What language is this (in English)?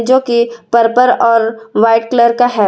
Hindi